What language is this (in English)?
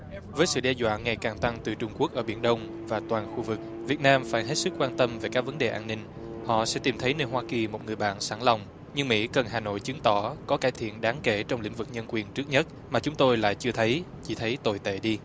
Vietnamese